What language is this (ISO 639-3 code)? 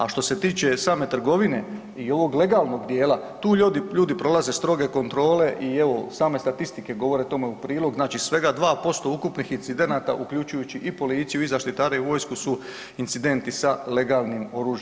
hrv